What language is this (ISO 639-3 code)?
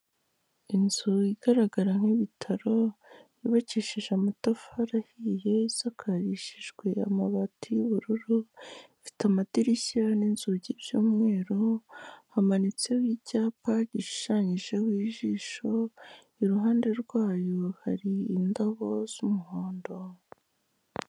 kin